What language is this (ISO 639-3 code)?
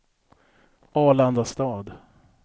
swe